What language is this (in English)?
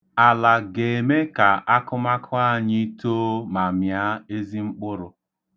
Igbo